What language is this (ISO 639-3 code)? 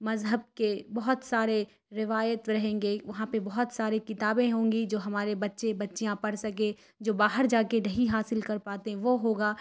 urd